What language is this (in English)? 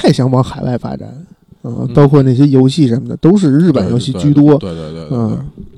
Chinese